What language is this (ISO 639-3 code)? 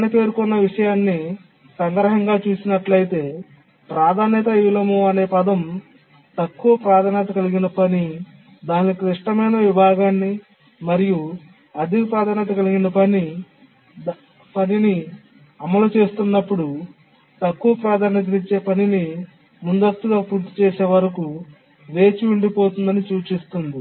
tel